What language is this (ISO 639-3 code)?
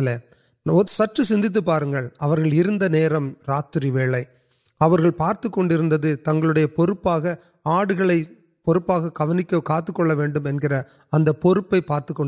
urd